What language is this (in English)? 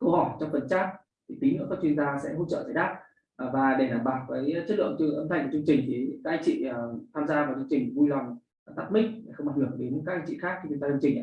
Vietnamese